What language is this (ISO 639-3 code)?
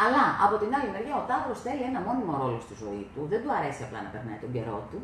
ell